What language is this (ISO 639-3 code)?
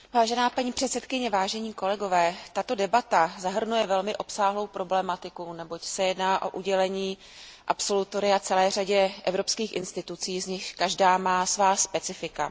ces